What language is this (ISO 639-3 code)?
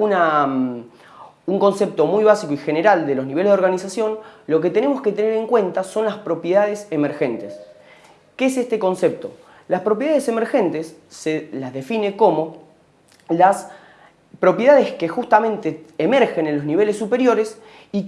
spa